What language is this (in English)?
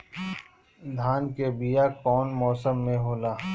Bhojpuri